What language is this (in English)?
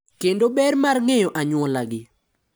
Luo (Kenya and Tanzania)